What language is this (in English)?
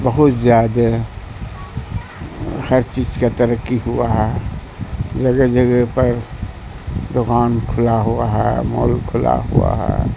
Urdu